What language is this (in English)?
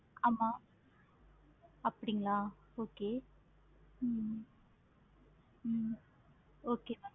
Tamil